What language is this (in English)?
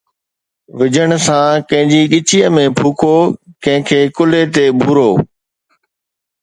Sindhi